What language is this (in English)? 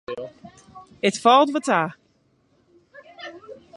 Western Frisian